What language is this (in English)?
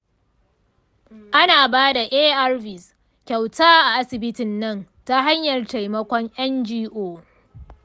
Hausa